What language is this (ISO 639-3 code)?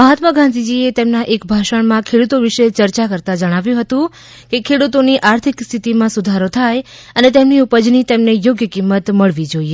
guj